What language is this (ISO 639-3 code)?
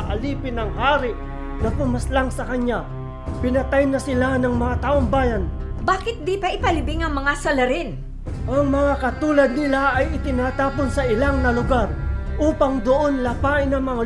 fil